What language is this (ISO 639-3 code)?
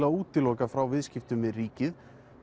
isl